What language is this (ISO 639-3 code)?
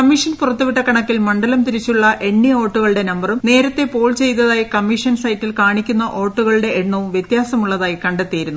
mal